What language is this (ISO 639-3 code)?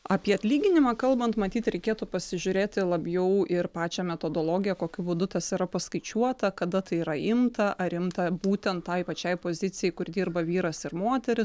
lit